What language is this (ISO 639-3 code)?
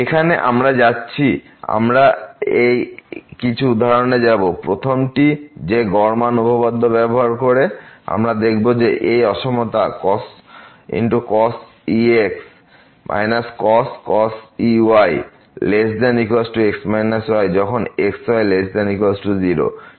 ben